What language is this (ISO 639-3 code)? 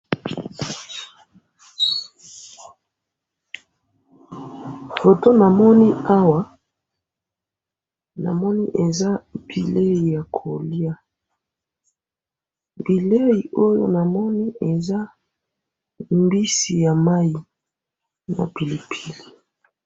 lin